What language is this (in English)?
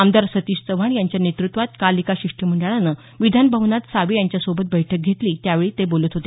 Marathi